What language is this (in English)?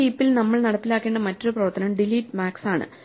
Malayalam